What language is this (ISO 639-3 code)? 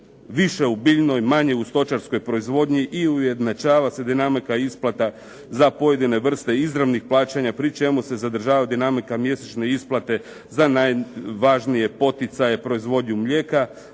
hrv